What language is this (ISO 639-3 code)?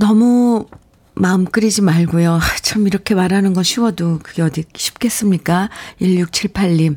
kor